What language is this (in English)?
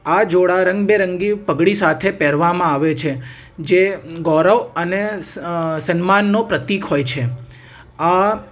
Gujarati